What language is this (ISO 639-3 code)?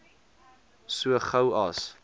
afr